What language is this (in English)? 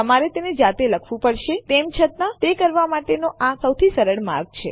Gujarati